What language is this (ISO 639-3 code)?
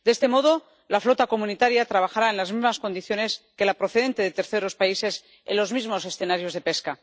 spa